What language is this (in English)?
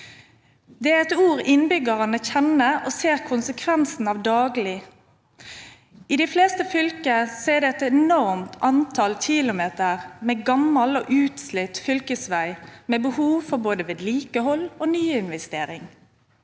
Norwegian